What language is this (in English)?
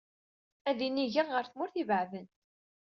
Kabyle